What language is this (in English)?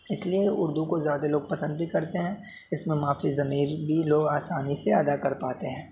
Urdu